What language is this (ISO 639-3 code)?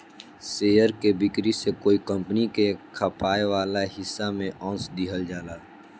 bho